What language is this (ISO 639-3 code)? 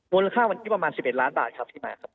tha